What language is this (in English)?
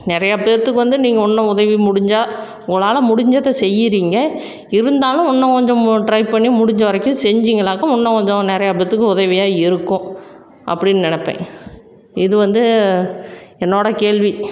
Tamil